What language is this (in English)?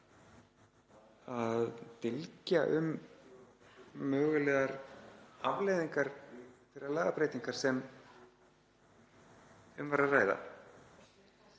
Icelandic